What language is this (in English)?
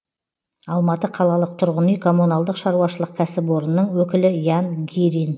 Kazakh